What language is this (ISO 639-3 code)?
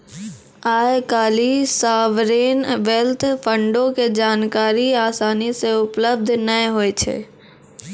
mai